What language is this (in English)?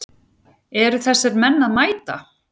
Icelandic